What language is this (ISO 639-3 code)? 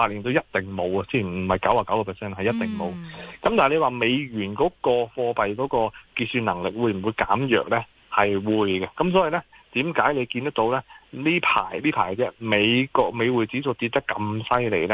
zho